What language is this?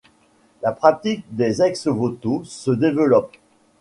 French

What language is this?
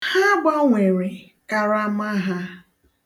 Igbo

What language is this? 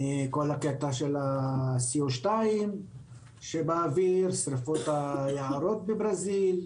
Hebrew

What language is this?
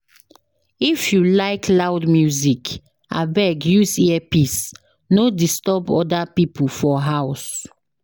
Nigerian Pidgin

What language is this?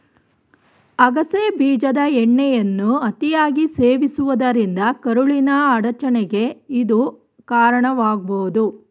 Kannada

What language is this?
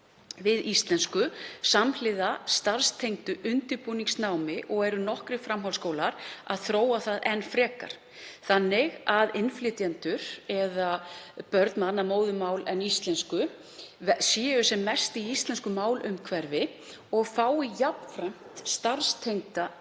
Icelandic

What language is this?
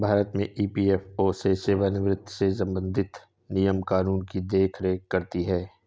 Hindi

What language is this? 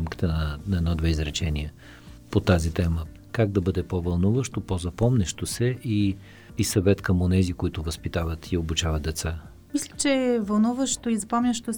Bulgarian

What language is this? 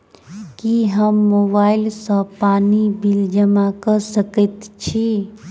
Maithili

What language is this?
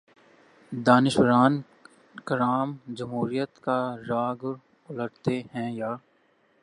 Urdu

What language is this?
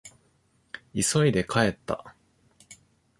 Japanese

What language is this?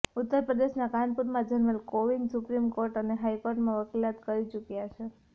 Gujarati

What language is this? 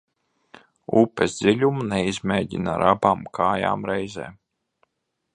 Latvian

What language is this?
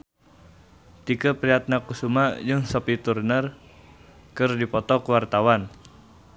Sundanese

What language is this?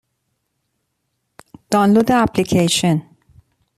Persian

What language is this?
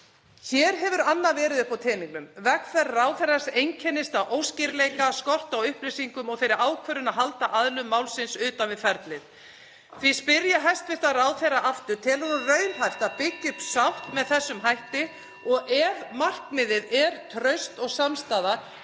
Icelandic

